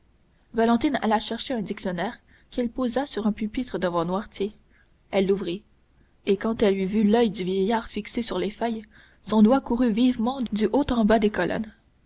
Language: French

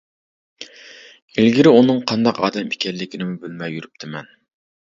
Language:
Uyghur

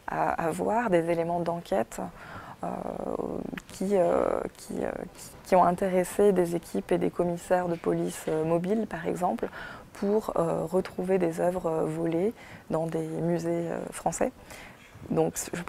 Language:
French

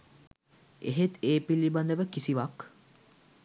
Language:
Sinhala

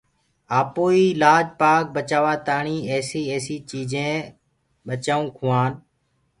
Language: Gurgula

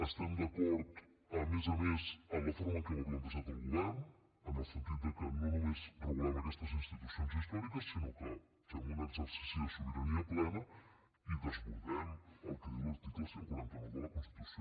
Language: Catalan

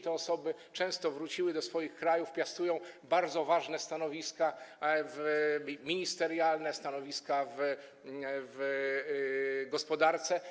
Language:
Polish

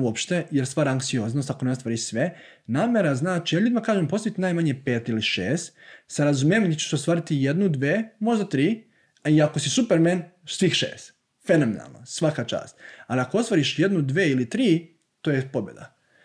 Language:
Croatian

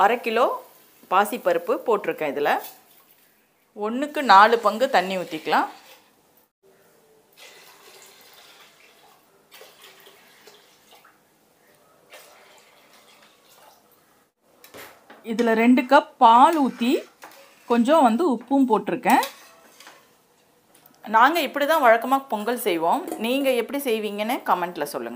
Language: Hindi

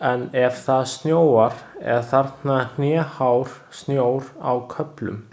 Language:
Icelandic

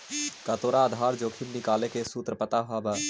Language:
Magahi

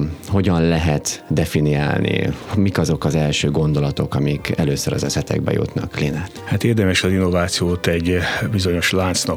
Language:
Hungarian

